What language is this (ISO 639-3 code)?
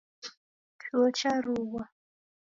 dav